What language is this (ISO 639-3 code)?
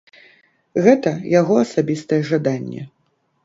bel